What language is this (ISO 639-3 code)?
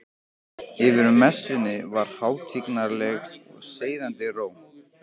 isl